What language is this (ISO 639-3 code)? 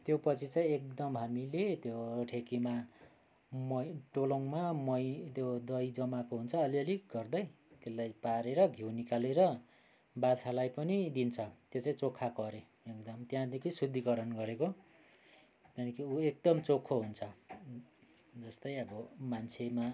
nep